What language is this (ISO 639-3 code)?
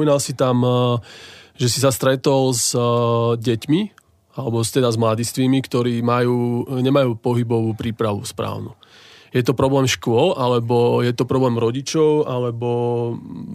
slk